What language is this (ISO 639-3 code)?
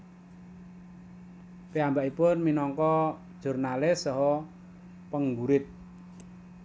jav